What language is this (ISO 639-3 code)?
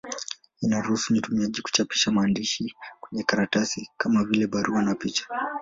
swa